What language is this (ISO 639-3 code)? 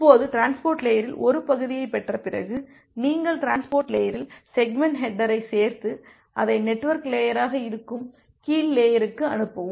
tam